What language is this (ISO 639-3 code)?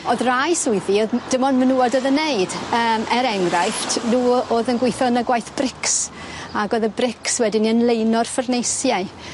cym